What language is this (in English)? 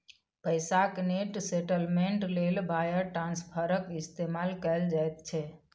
Maithili